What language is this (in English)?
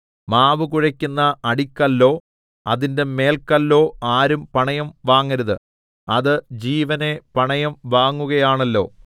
Malayalam